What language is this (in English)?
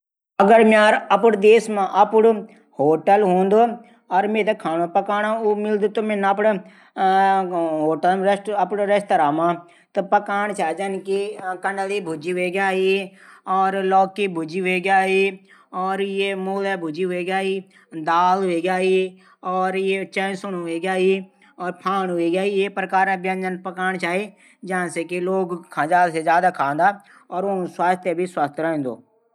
Garhwali